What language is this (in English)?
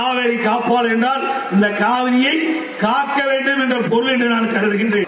Tamil